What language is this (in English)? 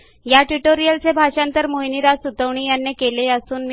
Marathi